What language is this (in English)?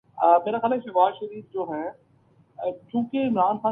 Urdu